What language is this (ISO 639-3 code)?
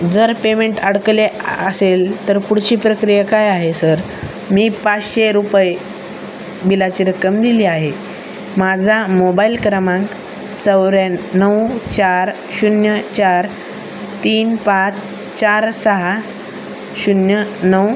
mar